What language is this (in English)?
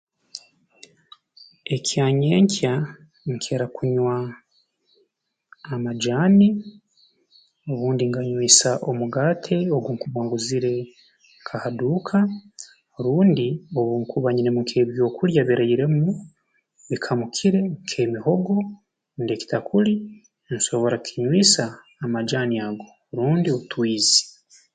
Tooro